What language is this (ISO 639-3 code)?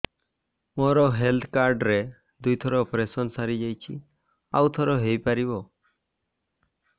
ori